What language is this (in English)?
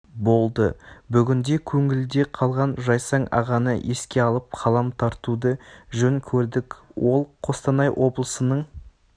Kazakh